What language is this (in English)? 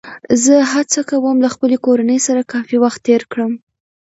Pashto